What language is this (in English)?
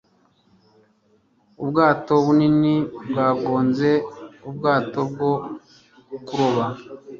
Kinyarwanda